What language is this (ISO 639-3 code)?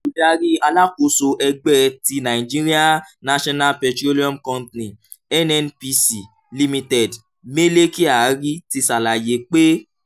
yor